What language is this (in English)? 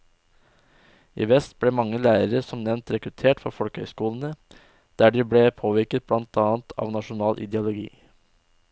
Norwegian